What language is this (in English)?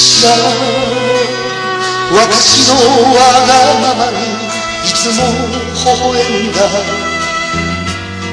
Greek